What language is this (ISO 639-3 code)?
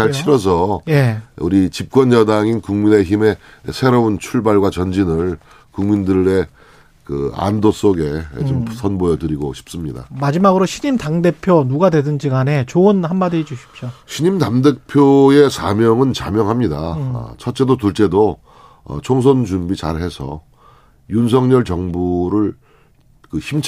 kor